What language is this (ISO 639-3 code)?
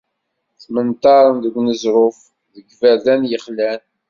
kab